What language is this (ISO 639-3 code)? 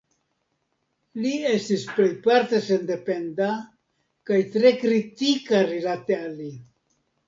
epo